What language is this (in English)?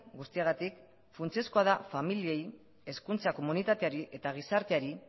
Basque